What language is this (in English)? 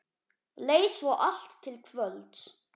Icelandic